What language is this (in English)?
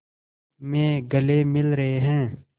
Hindi